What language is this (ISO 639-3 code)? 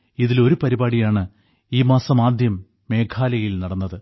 mal